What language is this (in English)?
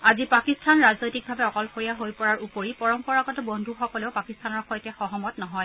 Assamese